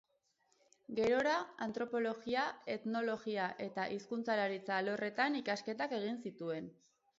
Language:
Basque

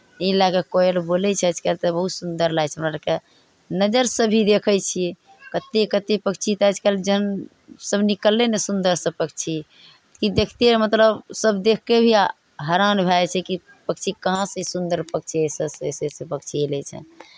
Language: Maithili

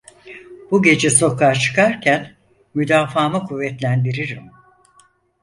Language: Turkish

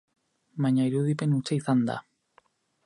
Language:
Basque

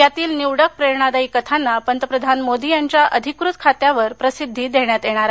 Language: Marathi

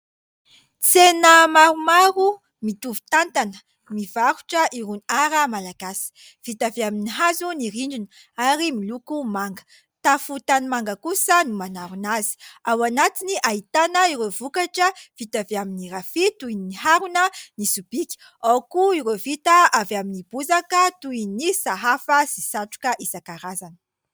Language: Malagasy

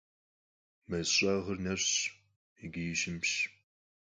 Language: Kabardian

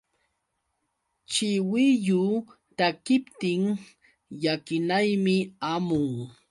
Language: Yauyos Quechua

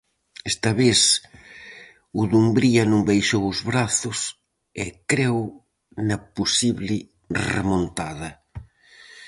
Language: Galician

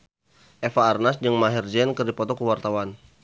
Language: Sundanese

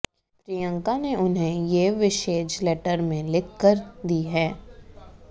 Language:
Hindi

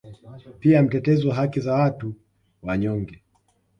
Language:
Swahili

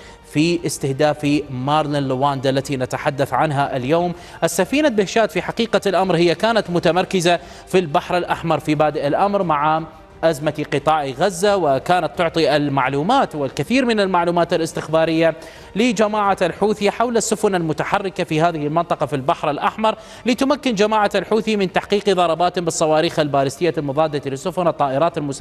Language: Arabic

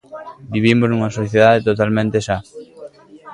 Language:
Galician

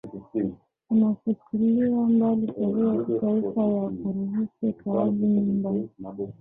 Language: Swahili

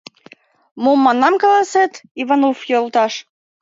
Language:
Mari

